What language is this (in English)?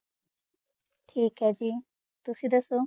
Punjabi